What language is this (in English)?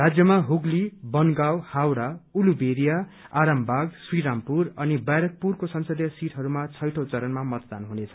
Nepali